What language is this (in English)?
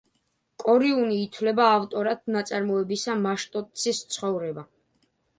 Georgian